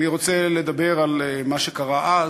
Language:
Hebrew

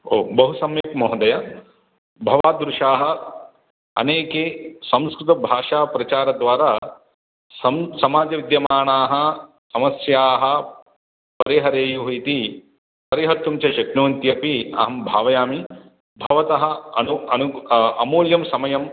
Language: Sanskrit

